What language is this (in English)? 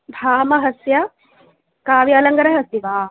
Sanskrit